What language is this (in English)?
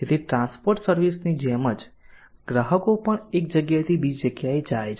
Gujarati